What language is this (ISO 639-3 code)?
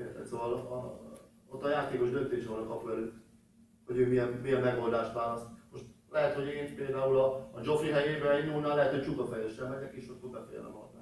hun